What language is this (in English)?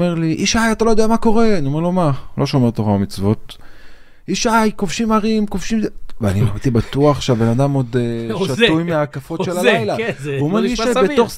Hebrew